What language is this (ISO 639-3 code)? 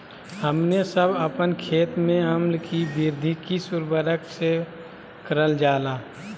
mag